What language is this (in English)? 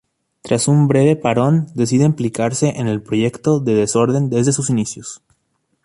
Spanish